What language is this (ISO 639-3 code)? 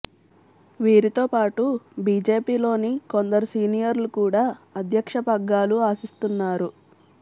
tel